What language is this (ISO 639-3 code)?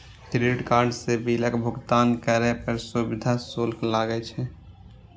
mai